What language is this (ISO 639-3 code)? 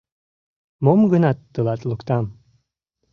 chm